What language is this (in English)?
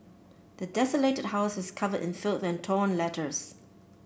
English